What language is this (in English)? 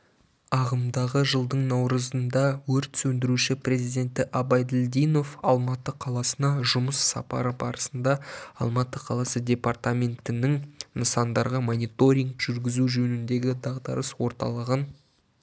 Kazakh